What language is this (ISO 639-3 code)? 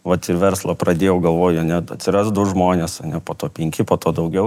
lit